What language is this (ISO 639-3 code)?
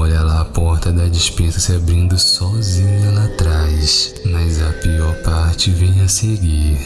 por